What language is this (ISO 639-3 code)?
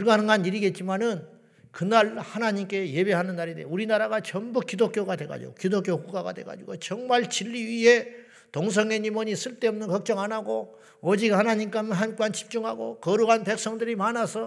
kor